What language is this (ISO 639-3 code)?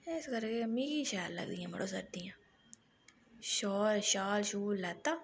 doi